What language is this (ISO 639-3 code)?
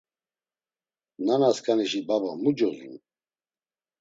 lzz